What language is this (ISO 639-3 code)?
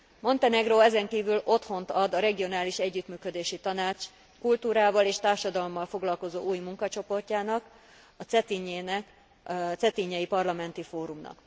hun